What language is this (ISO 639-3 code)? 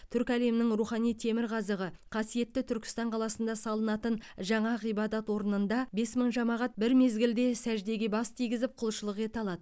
kaz